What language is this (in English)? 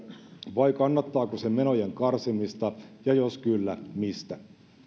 Finnish